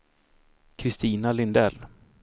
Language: Swedish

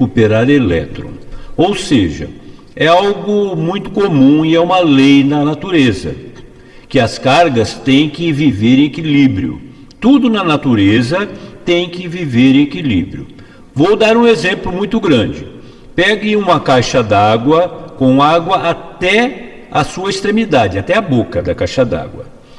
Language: Portuguese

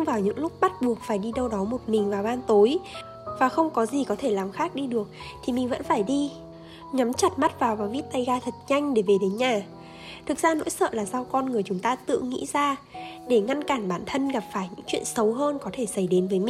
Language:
Vietnamese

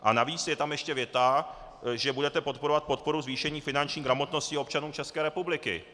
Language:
Czech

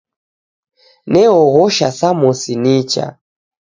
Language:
Taita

